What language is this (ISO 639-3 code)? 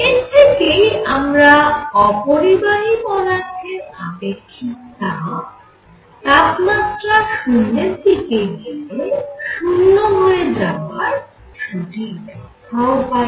ben